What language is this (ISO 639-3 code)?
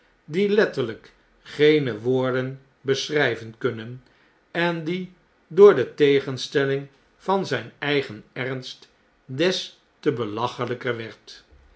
nld